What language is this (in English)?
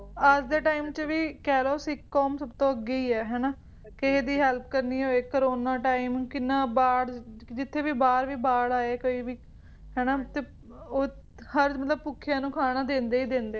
Punjabi